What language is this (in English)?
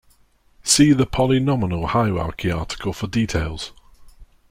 English